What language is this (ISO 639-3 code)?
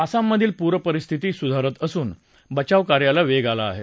mar